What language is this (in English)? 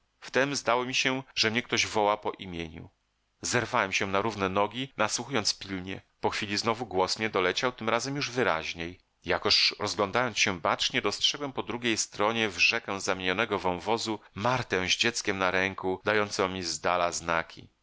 Polish